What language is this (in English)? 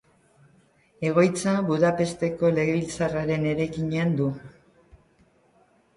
Basque